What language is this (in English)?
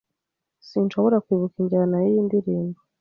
Kinyarwanda